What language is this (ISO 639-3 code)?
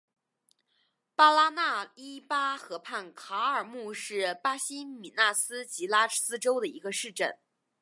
zho